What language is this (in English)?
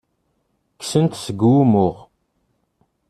Kabyle